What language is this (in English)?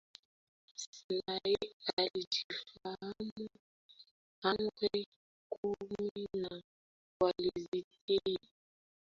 Swahili